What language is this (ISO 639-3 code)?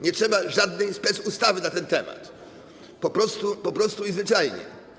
pol